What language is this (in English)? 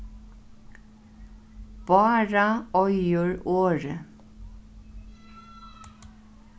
Faroese